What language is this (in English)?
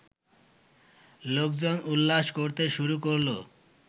Bangla